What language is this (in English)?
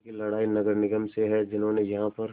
Hindi